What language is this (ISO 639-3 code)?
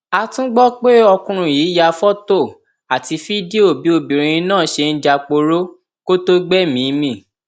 yor